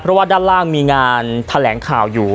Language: Thai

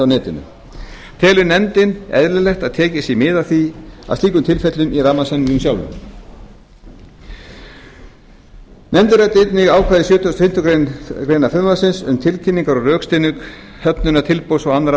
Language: Icelandic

